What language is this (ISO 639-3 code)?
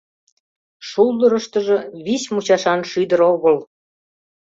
chm